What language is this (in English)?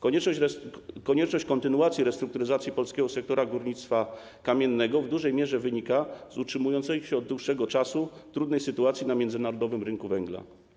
Polish